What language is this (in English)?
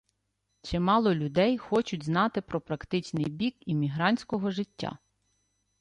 Ukrainian